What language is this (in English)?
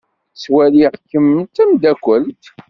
Kabyle